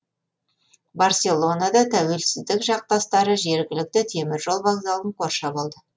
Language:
Kazakh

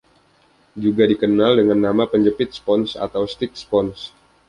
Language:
Indonesian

